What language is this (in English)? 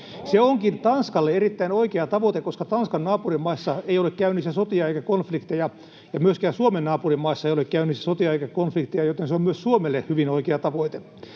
Finnish